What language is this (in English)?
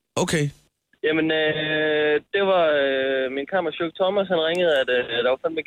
Danish